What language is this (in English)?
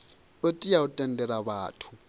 Venda